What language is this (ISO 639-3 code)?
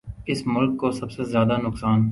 urd